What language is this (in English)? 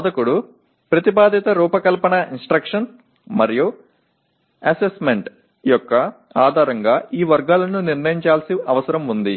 Telugu